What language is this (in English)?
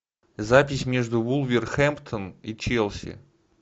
Russian